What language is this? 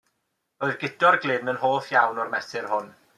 Welsh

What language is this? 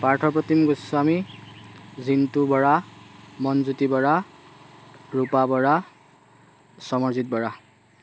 Assamese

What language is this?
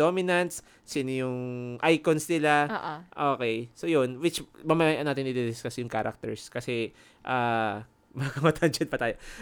Filipino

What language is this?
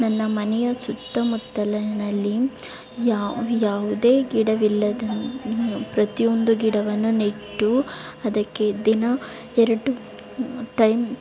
Kannada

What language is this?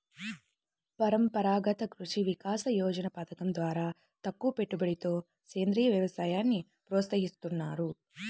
Telugu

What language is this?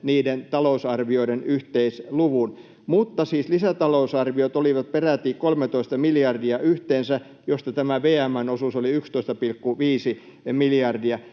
Finnish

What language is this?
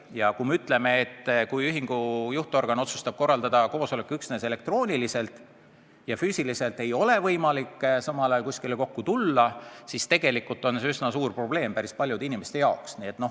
Estonian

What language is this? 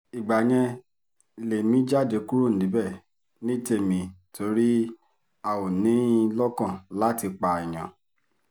Yoruba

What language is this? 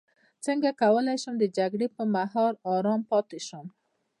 Pashto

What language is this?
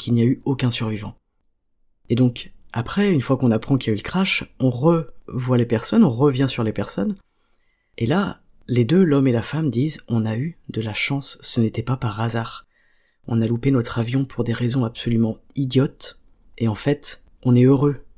French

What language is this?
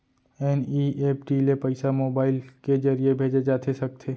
Chhattisgarhi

